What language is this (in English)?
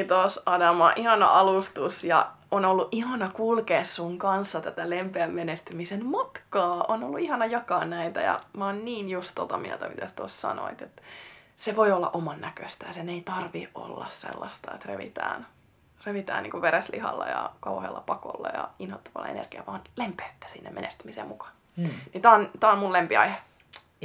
Finnish